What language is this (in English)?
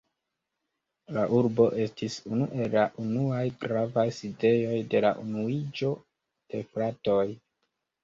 Esperanto